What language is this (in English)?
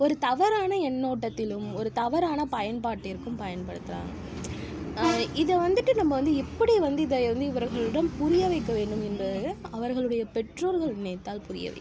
Tamil